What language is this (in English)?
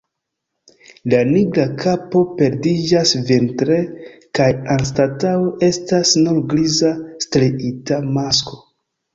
Esperanto